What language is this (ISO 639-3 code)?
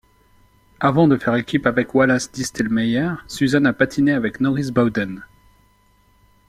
fra